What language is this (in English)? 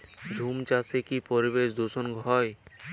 Bangla